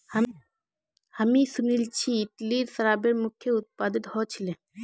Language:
Magahi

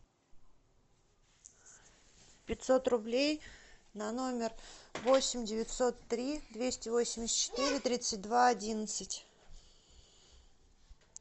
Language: Russian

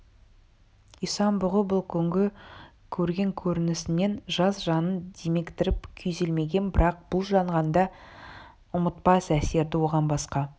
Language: Kazakh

